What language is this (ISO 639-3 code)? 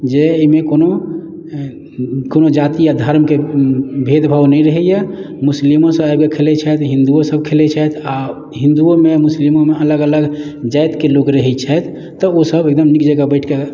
mai